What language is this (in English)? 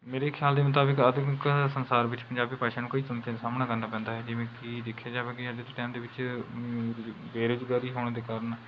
Punjabi